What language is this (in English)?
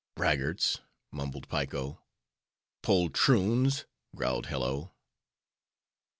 English